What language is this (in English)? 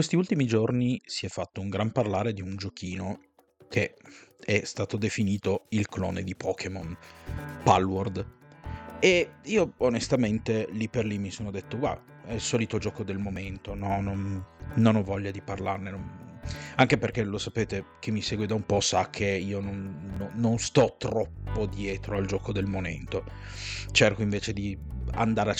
Italian